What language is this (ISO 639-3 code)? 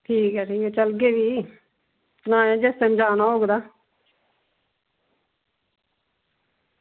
doi